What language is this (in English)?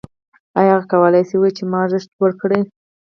Pashto